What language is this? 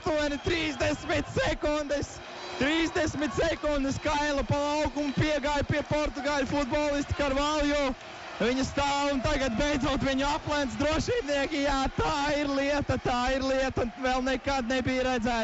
Latvian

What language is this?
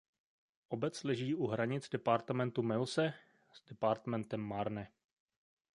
Czech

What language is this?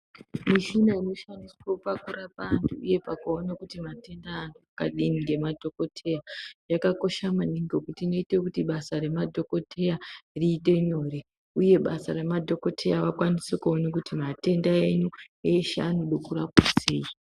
Ndau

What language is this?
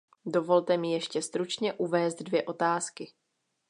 Czech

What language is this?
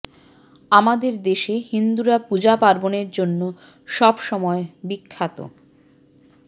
Bangla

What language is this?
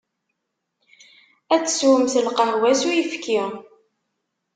Kabyle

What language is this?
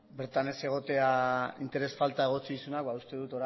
Basque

